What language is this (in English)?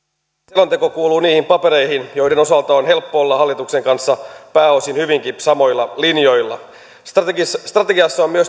Finnish